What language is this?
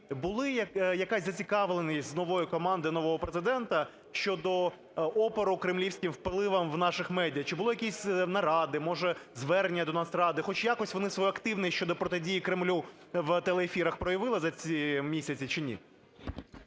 Ukrainian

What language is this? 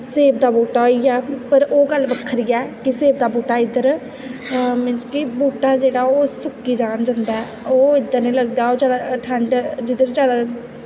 Dogri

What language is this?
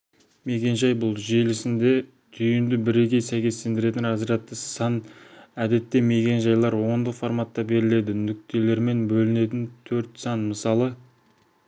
Kazakh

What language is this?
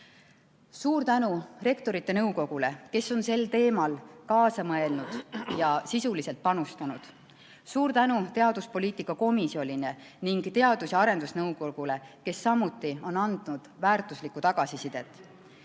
Estonian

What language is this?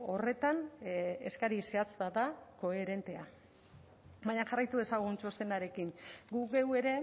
Basque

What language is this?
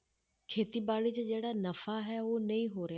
Punjabi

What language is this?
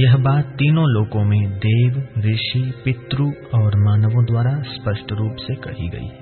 Hindi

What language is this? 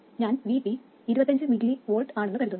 Malayalam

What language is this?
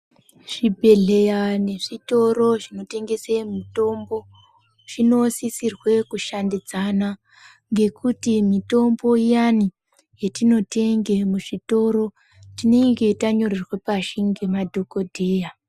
Ndau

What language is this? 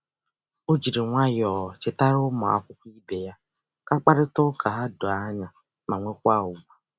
Igbo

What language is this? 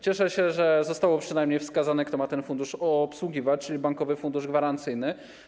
Polish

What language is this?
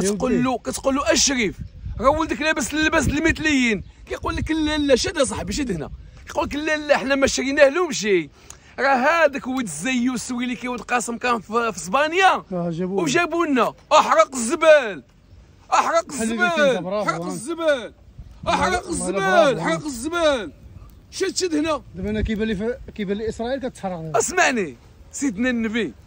Arabic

